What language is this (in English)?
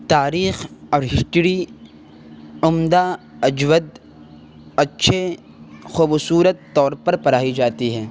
Urdu